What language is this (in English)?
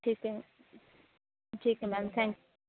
Punjabi